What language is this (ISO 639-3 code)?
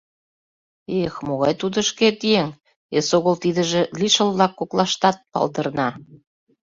chm